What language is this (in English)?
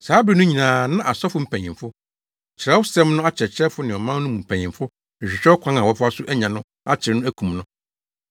Akan